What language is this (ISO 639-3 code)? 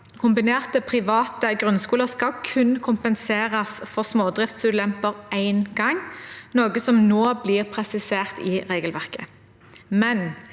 nor